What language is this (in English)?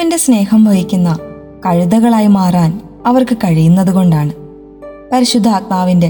Malayalam